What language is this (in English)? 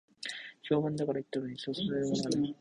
Japanese